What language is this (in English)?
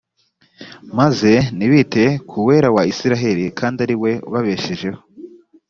Kinyarwanda